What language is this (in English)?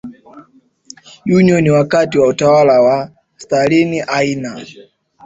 Swahili